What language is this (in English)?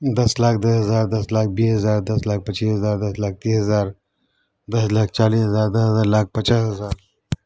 Urdu